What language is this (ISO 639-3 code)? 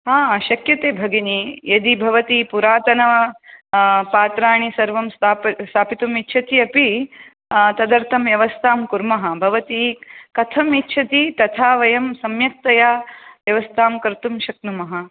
san